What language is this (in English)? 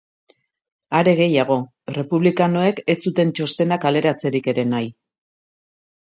Basque